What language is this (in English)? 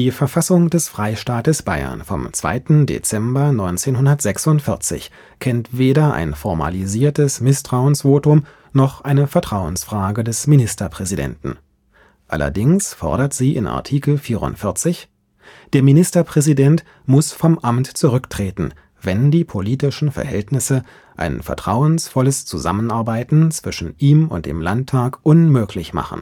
German